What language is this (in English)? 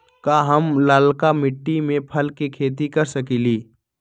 Magahi